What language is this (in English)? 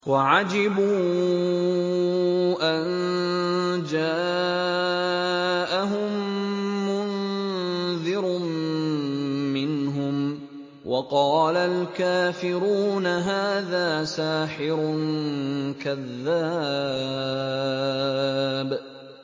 Arabic